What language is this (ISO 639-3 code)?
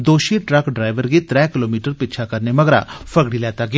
doi